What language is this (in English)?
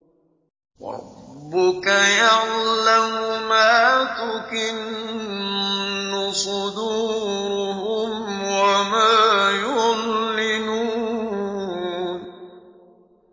Arabic